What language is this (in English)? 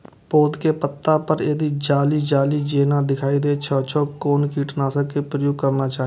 Maithili